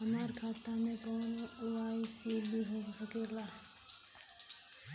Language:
Bhojpuri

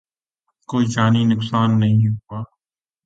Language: Urdu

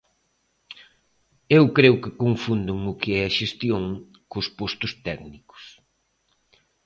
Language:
Galician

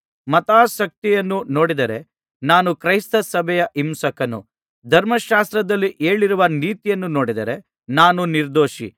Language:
Kannada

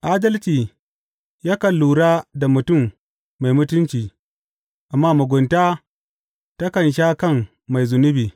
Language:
Hausa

